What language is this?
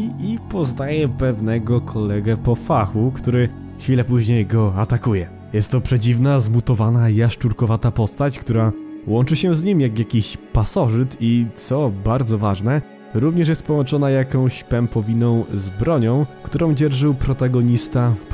Polish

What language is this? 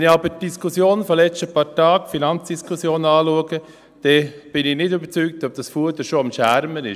Swiss German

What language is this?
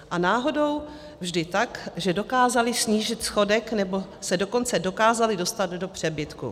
Czech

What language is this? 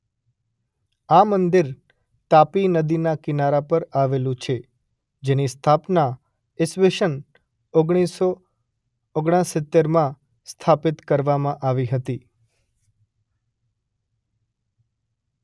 Gujarati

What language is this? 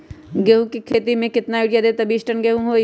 Magahi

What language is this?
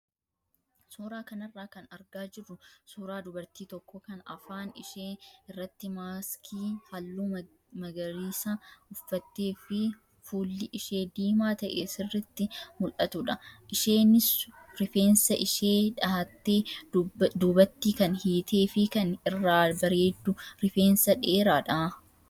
Oromo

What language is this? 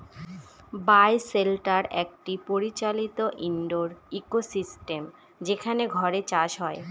Bangla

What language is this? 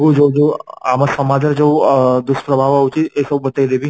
Odia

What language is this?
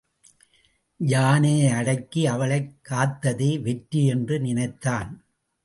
Tamil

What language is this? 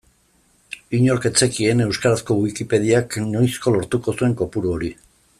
Basque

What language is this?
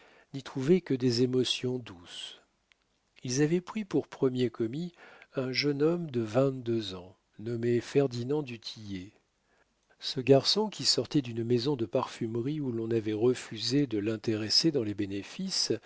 French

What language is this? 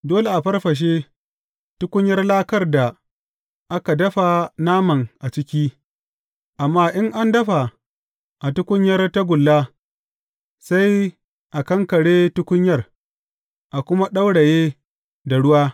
Hausa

